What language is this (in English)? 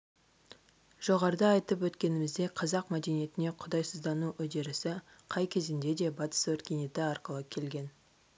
Kazakh